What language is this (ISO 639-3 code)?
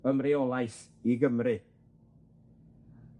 cym